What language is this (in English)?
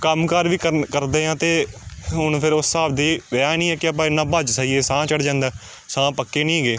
Punjabi